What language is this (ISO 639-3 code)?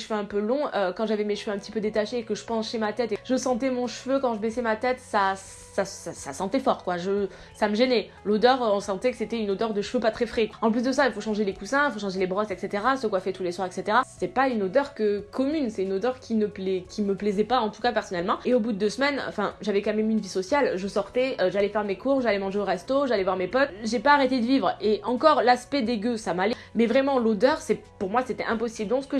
fra